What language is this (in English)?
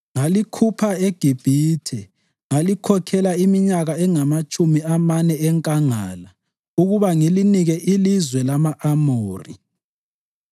North Ndebele